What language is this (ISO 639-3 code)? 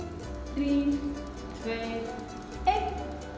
isl